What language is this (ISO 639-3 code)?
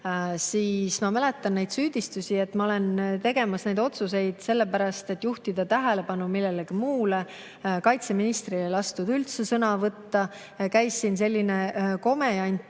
est